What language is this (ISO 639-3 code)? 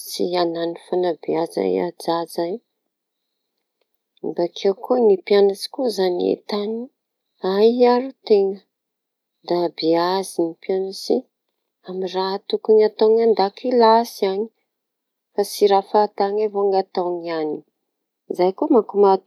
txy